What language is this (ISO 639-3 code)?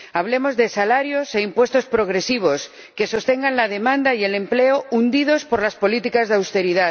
spa